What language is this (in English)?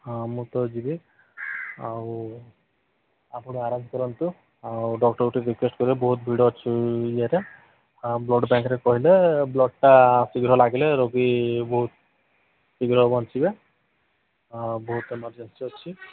Odia